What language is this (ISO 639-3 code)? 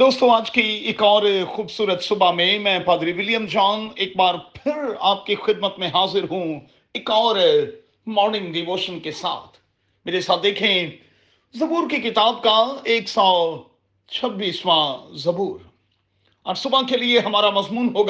urd